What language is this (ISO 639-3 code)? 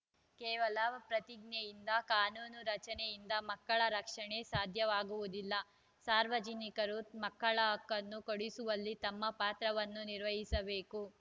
kan